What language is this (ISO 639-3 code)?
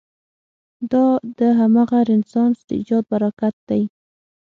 pus